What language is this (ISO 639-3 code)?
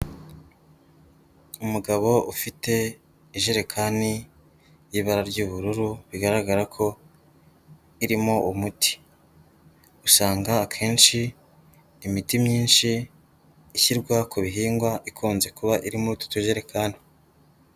kin